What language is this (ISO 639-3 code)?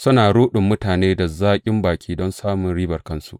hau